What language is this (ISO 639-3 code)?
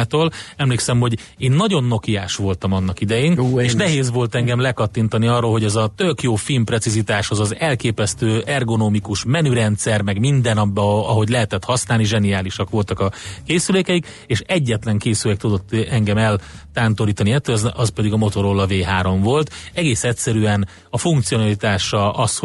hun